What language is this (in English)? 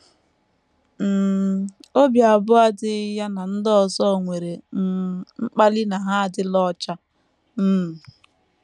Igbo